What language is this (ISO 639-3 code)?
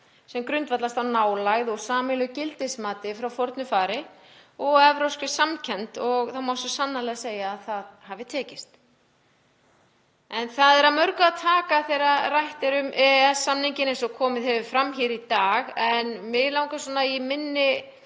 isl